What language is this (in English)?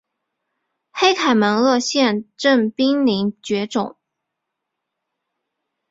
Chinese